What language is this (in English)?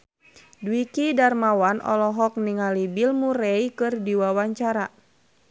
Sundanese